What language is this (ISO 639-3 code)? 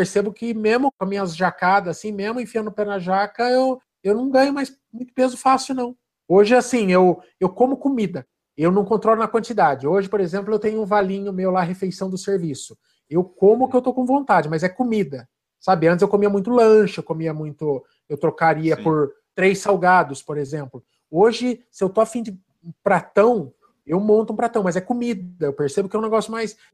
por